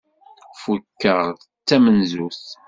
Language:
Kabyle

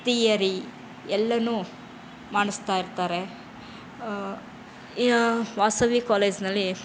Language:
Kannada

